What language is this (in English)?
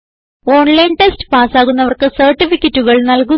Malayalam